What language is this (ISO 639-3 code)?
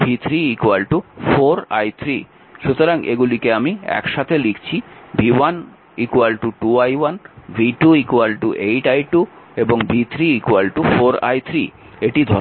ben